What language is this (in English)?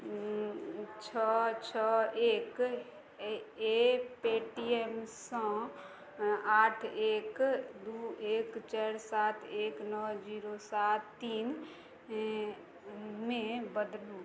Maithili